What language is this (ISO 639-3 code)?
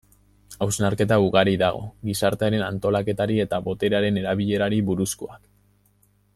eus